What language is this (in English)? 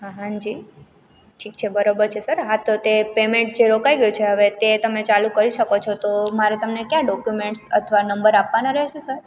Gujarati